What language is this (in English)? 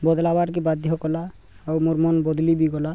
Odia